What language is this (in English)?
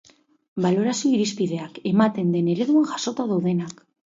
Basque